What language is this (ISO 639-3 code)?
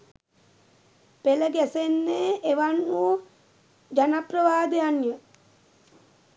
sin